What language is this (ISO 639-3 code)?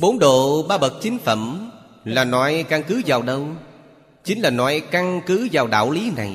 vie